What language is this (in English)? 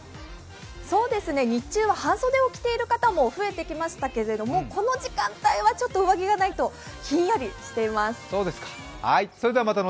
Japanese